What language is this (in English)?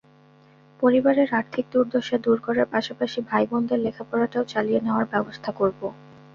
Bangla